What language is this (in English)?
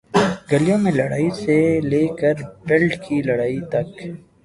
Urdu